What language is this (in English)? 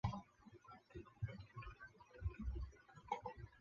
Chinese